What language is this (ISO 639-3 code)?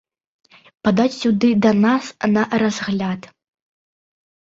bel